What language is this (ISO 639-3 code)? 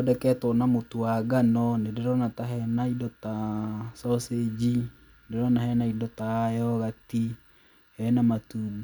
kik